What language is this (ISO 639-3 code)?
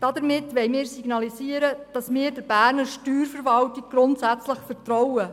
gsw